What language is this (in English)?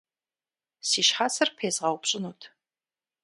Kabardian